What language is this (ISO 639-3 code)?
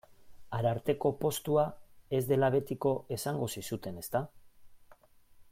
eus